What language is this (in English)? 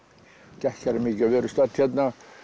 Icelandic